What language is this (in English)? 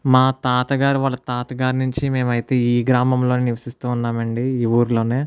Telugu